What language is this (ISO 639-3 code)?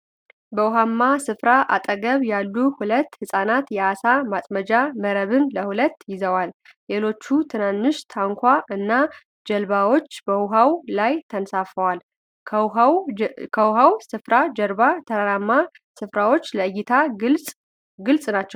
amh